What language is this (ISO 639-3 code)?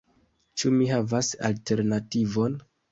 epo